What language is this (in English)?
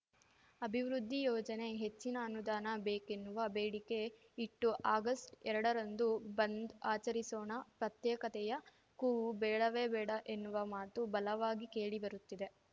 Kannada